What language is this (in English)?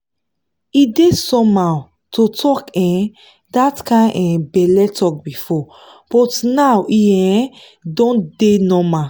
Nigerian Pidgin